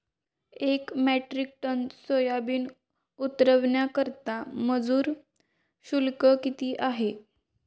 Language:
Marathi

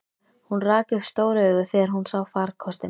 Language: Icelandic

